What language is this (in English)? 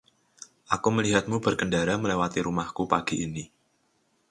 Indonesian